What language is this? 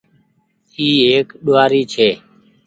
Goaria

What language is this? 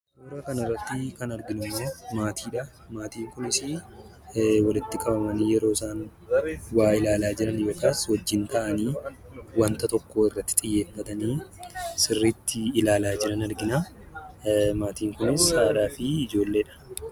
Oromo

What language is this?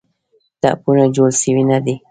Pashto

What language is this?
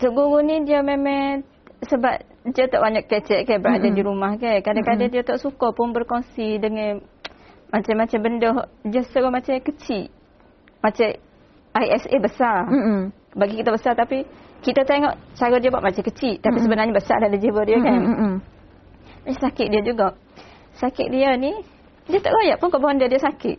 Malay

